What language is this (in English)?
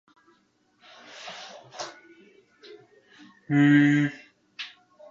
Japanese